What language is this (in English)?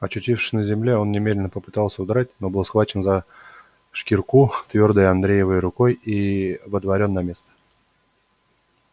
Russian